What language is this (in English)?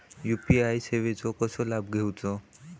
Marathi